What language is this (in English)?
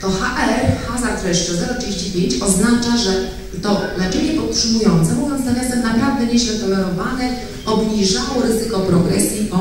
Polish